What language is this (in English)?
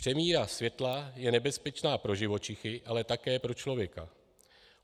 Czech